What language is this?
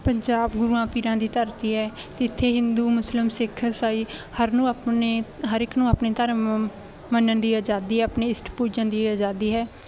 Punjabi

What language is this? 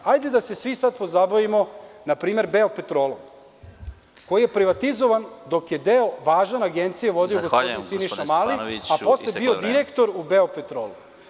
Serbian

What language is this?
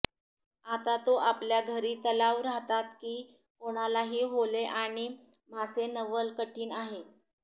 Marathi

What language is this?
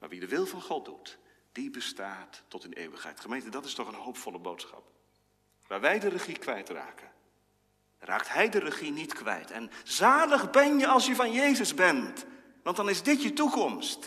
Dutch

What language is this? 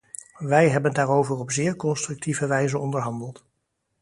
Dutch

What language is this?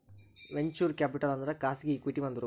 Kannada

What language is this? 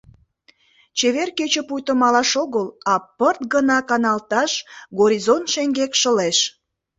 Mari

